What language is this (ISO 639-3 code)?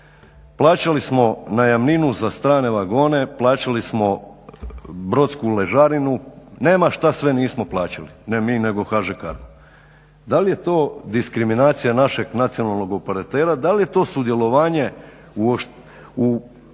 hrv